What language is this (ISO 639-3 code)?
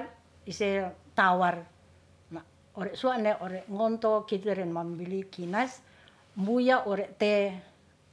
rth